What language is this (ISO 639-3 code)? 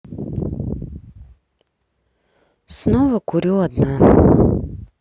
rus